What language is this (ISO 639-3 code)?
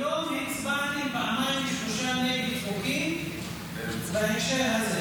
heb